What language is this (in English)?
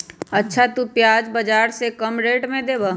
Magahi